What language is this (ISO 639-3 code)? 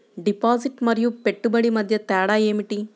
tel